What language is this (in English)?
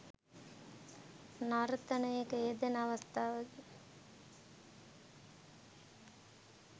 Sinhala